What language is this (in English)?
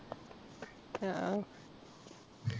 Malayalam